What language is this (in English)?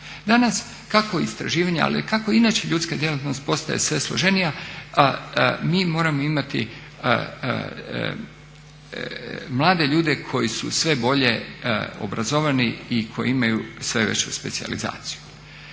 Croatian